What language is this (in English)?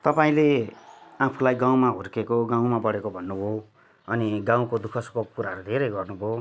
Nepali